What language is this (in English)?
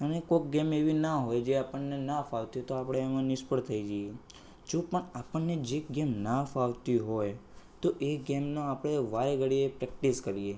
Gujarati